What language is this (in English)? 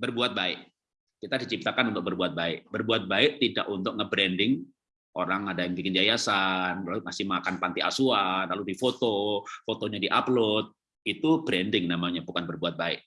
Indonesian